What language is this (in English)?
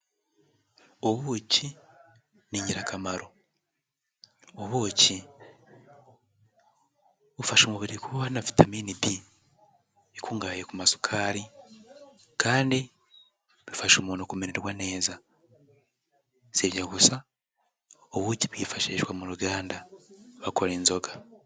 Kinyarwanda